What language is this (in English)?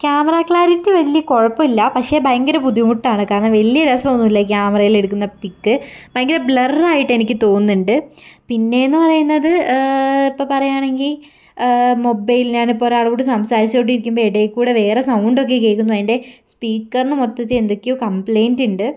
Malayalam